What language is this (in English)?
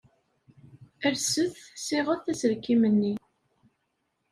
Kabyle